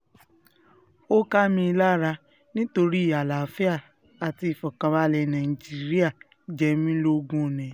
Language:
Yoruba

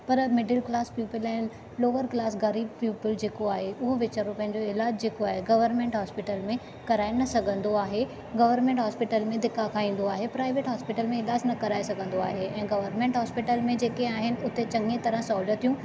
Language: Sindhi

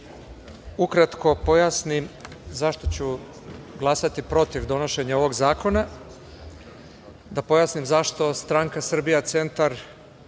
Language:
Serbian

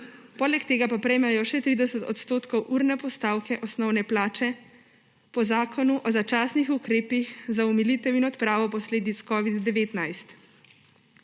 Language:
Slovenian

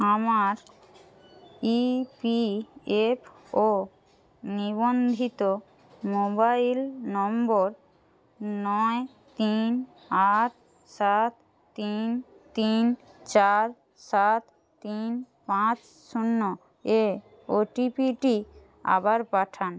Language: Bangla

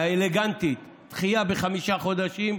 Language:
Hebrew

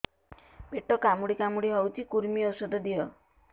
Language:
Odia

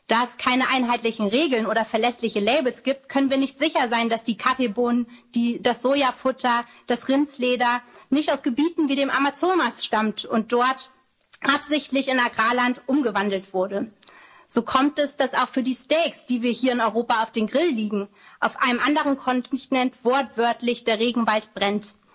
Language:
German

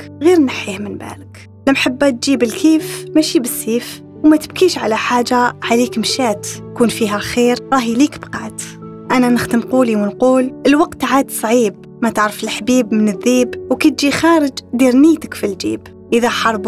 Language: Arabic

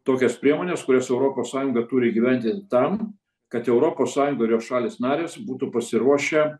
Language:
Lithuanian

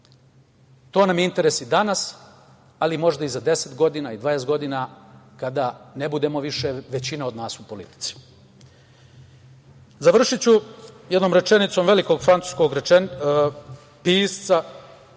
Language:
Serbian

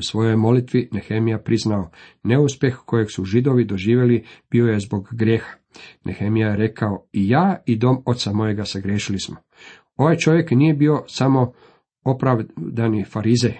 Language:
Croatian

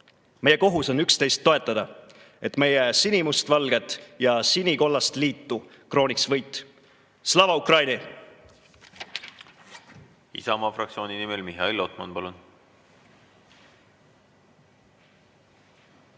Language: Estonian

